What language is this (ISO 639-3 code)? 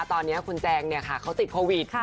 tha